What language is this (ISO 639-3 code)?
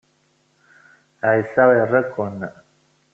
kab